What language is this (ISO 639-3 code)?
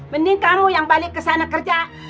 ind